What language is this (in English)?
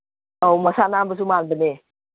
Manipuri